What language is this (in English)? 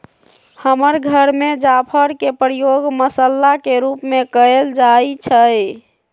Magahi